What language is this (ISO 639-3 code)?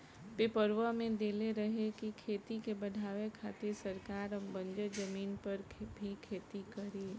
bho